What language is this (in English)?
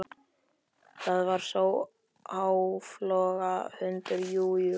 Icelandic